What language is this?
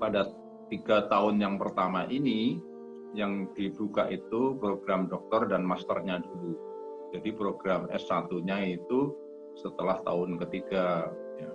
Indonesian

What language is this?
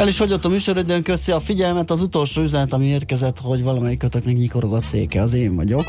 Hungarian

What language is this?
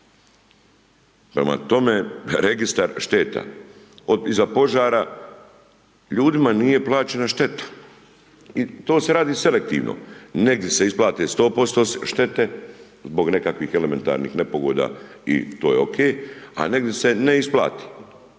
Croatian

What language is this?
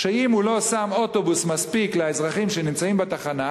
Hebrew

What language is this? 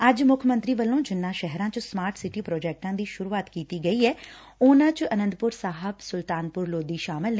Punjabi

